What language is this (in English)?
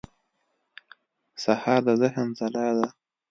Pashto